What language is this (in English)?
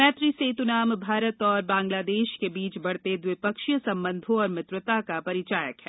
Hindi